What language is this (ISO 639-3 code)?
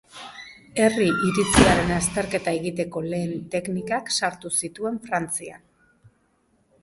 eus